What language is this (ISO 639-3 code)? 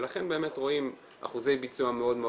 heb